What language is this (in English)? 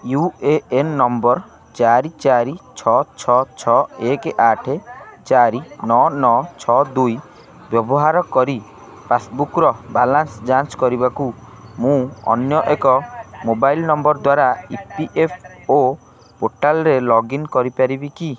Odia